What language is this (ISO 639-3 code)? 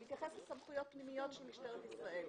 heb